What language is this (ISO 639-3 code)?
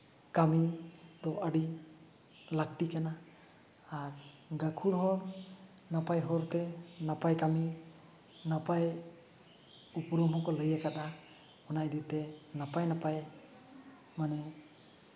sat